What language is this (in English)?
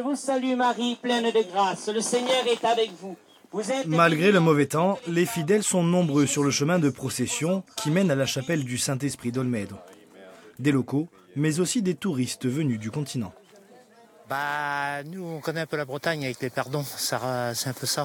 French